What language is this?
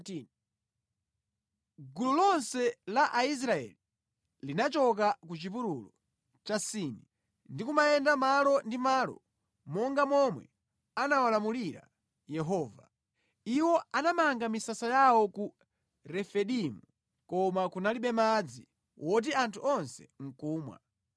Nyanja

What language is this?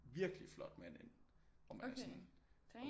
Danish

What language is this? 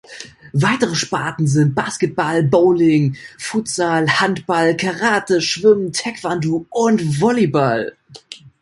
German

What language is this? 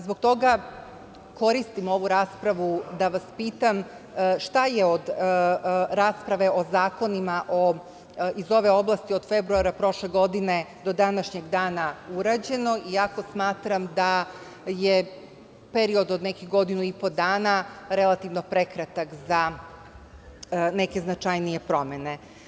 Serbian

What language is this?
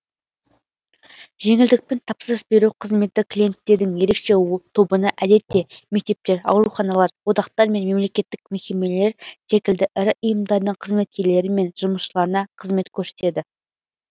Kazakh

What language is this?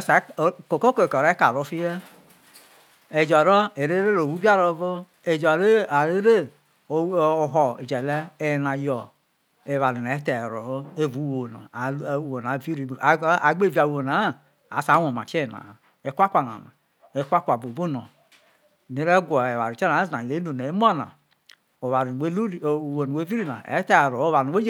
Isoko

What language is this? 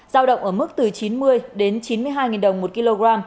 Vietnamese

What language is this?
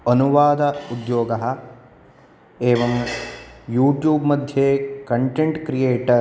Sanskrit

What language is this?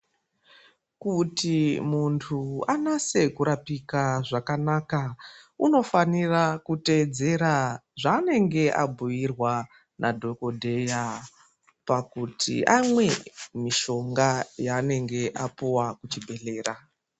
Ndau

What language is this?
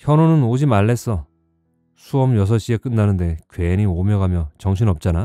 Korean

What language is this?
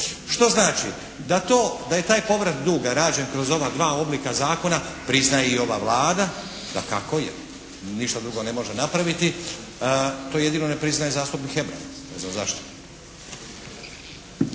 Croatian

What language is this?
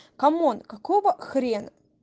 Russian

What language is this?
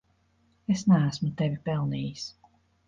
Latvian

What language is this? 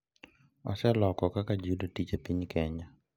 Luo (Kenya and Tanzania)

